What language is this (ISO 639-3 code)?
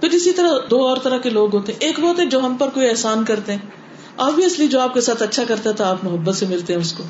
urd